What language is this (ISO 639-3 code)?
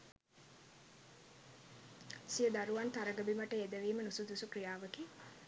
sin